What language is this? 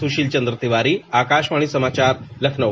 Hindi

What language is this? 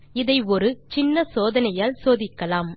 Tamil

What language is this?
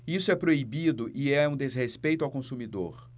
Portuguese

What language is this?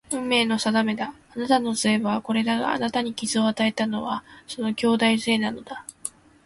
Japanese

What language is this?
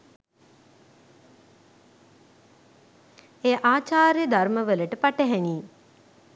Sinhala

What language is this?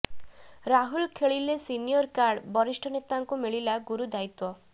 Odia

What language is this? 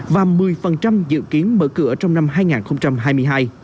Vietnamese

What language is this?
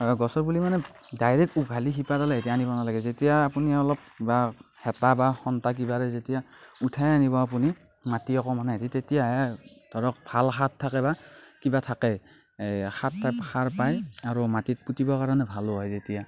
Assamese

